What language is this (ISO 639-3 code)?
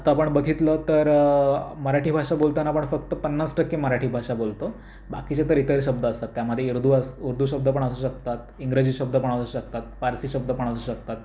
mar